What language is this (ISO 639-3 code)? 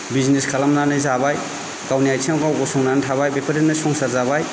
brx